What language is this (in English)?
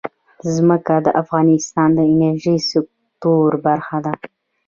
Pashto